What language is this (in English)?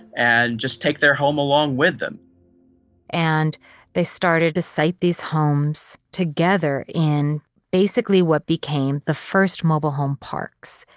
English